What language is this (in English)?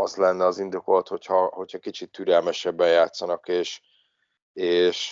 Hungarian